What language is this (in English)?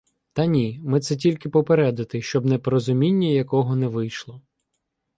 Ukrainian